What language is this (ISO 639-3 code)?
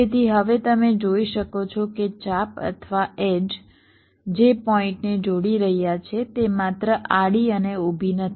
guj